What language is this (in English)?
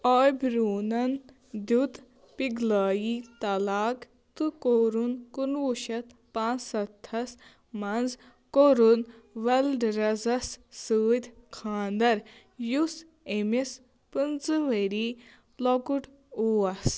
Kashmiri